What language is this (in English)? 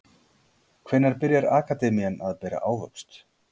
Icelandic